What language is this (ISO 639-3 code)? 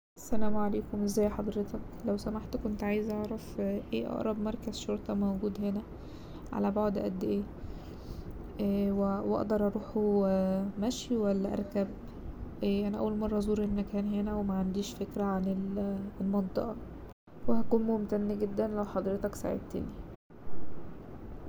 arz